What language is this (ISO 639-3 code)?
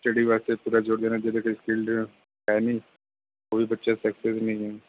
pan